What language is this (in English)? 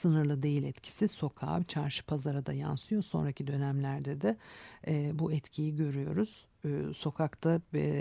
Turkish